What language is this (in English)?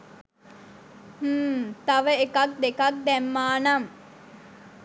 Sinhala